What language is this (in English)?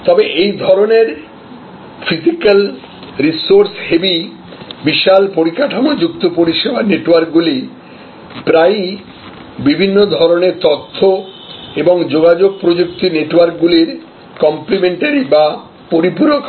Bangla